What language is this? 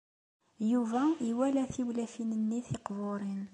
Kabyle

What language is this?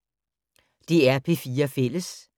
Danish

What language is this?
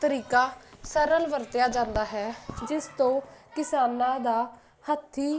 Punjabi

